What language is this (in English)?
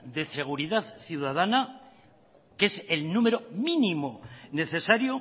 Spanish